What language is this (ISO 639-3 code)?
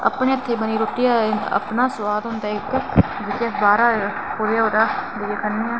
doi